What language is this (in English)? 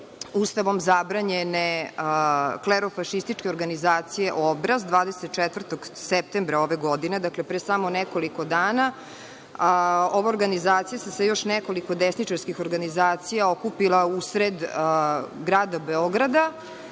Serbian